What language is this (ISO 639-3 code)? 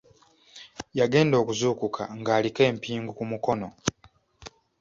lug